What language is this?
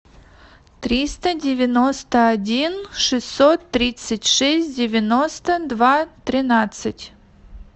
Russian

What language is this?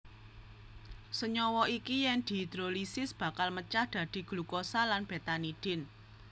Javanese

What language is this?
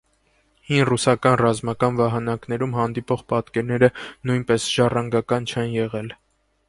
Armenian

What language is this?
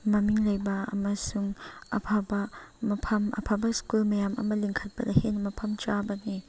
Manipuri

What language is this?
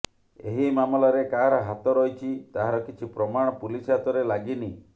Odia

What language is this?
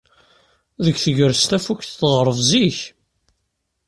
Kabyle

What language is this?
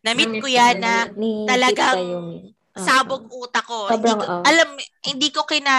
Filipino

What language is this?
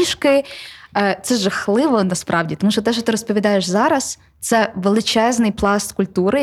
Ukrainian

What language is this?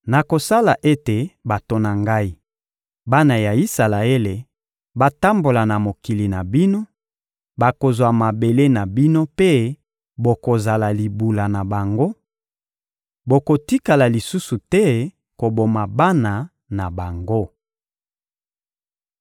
Lingala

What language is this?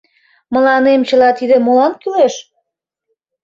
Mari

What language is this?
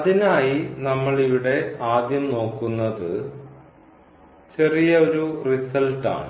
Malayalam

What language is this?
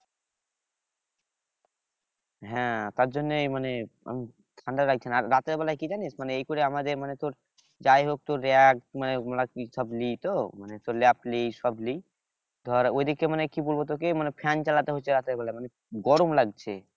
Bangla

